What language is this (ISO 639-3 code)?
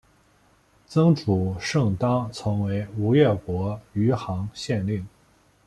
zho